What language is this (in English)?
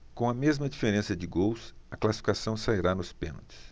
Portuguese